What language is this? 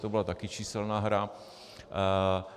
Czech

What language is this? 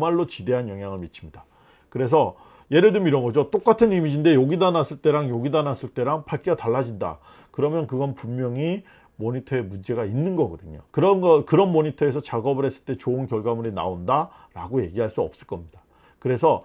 Korean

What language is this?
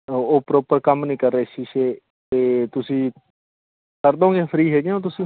Punjabi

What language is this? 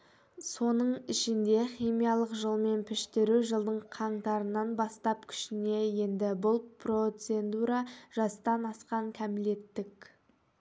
Kazakh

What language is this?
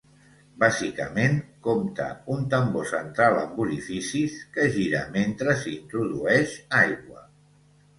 Catalan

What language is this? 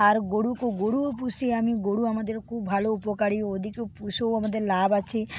Bangla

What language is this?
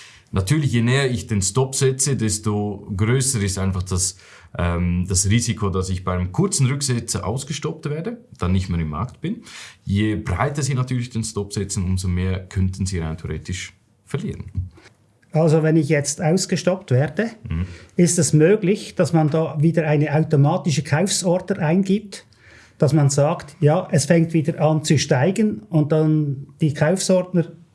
German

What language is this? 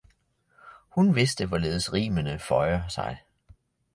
Danish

